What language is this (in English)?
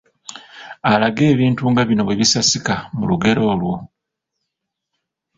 Ganda